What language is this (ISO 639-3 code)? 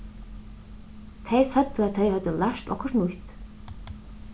fao